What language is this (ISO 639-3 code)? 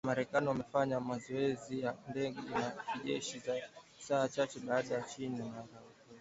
swa